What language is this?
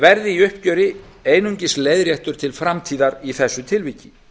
Icelandic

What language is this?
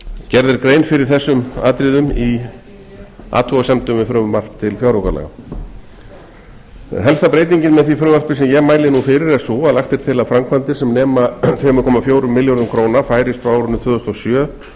Icelandic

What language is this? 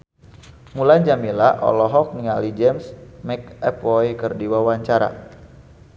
Sundanese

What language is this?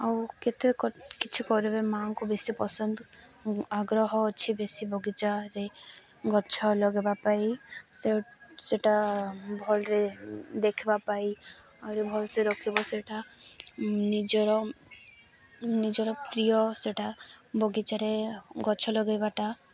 Odia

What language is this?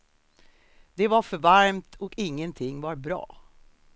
Swedish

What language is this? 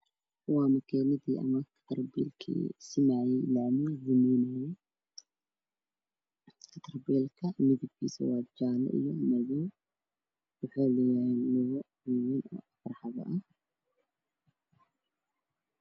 Somali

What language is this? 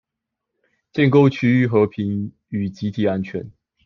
Chinese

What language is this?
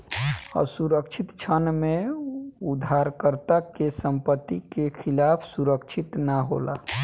Bhojpuri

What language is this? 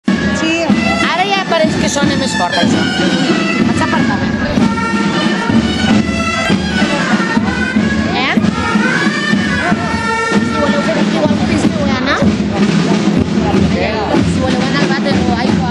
Czech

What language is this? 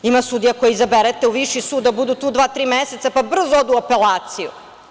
Serbian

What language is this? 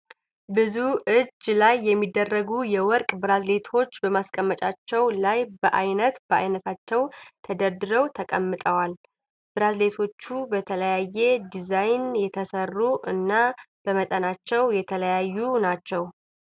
Amharic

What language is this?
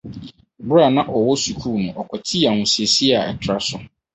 Akan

